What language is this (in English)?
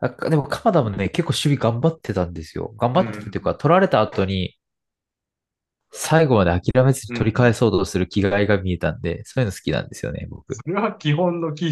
Japanese